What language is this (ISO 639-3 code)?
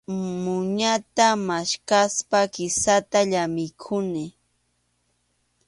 qxu